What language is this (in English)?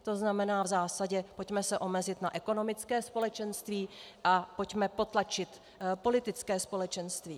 Czech